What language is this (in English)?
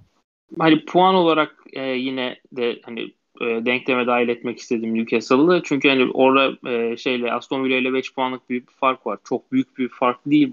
Turkish